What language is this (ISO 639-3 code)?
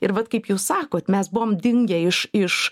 lit